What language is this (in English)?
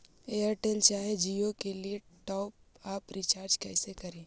Magahi